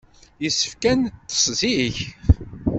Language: Kabyle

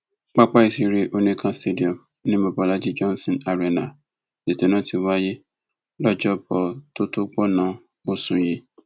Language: Yoruba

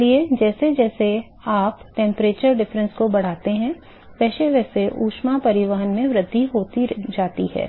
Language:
Hindi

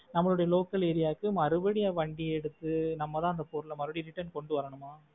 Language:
Tamil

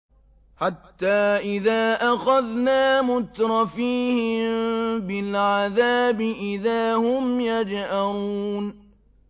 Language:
Arabic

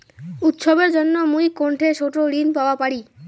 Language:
Bangla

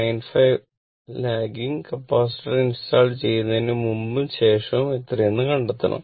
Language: Malayalam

